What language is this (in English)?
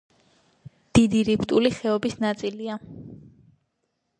Georgian